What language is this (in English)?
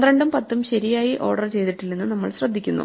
Malayalam